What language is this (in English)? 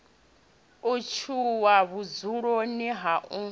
Venda